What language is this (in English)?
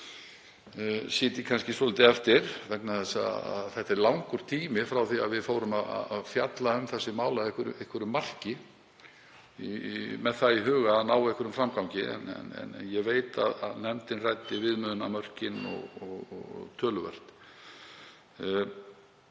Icelandic